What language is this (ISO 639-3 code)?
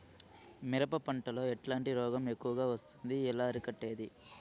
tel